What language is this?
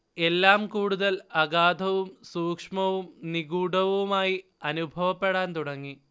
Malayalam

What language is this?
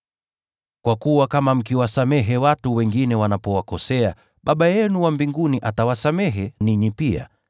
Swahili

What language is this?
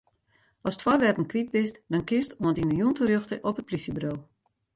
Western Frisian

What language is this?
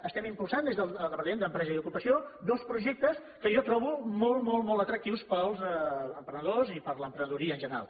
Catalan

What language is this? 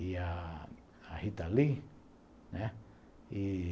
Portuguese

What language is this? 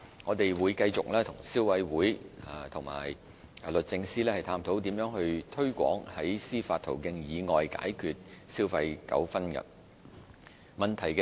Cantonese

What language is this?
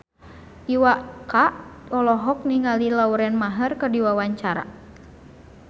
Sundanese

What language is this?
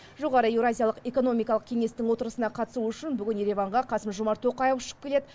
Kazakh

